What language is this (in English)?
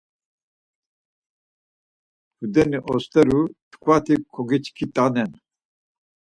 Laz